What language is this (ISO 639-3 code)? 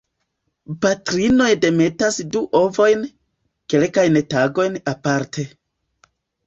epo